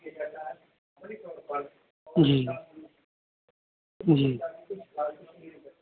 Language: Urdu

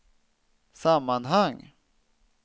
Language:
Swedish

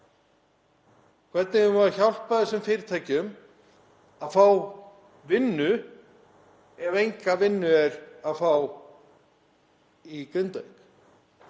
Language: Icelandic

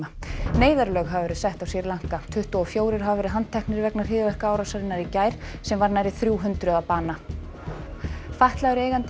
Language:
Icelandic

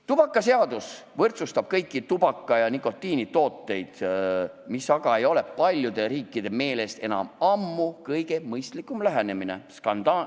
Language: Estonian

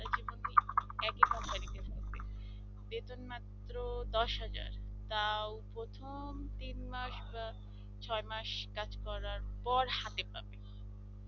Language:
Bangla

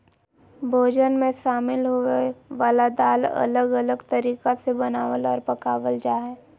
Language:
Magahi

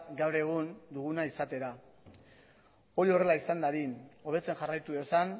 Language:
Basque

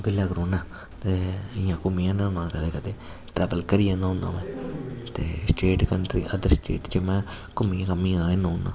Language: Dogri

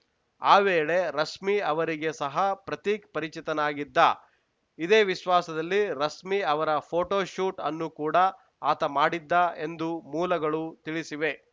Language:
Kannada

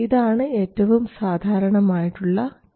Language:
Malayalam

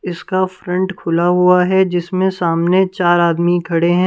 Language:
Hindi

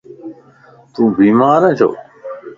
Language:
Lasi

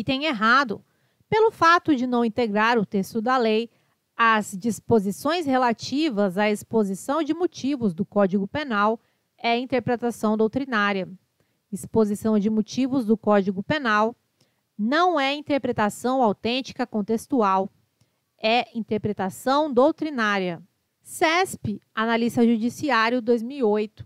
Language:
Portuguese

